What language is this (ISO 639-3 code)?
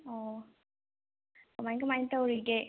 mni